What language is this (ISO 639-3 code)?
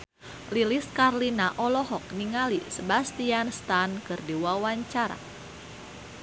sun